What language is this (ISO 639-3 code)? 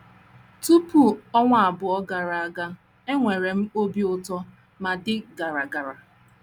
ibo